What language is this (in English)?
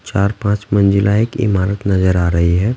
Hindi